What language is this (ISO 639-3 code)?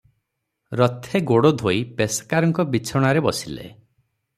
ori